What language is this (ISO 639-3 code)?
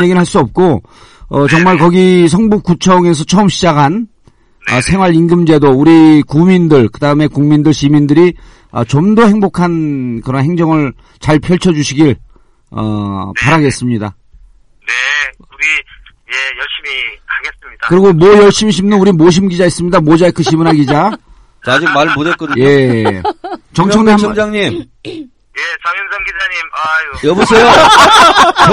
kor